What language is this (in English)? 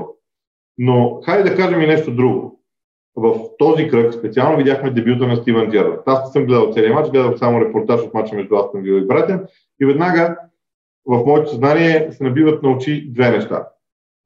Bulgarian